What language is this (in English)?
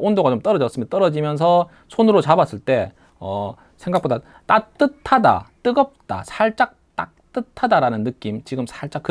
Korean